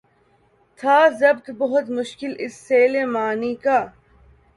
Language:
Urdu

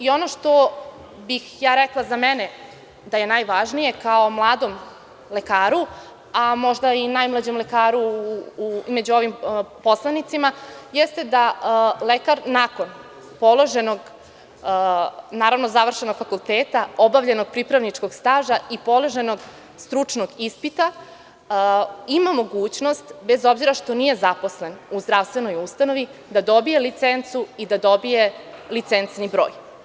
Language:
Serbian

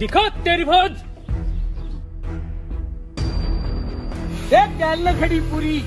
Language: Hindi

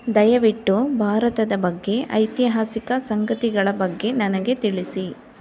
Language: Kannada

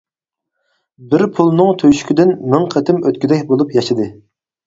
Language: Uyghur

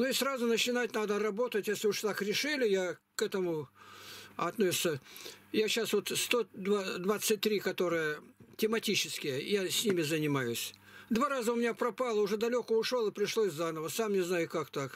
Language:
Russian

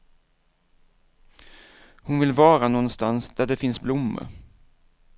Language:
Swedish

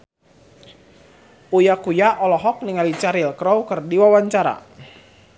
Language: Sundanese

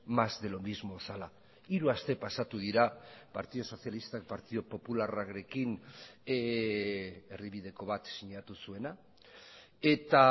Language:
Basque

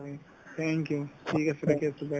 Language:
Assamese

